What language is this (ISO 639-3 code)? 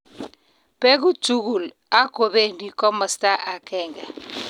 kln